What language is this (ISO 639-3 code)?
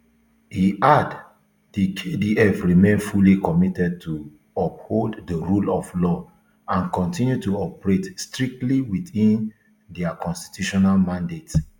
pcm